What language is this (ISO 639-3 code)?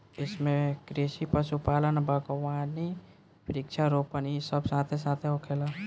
bho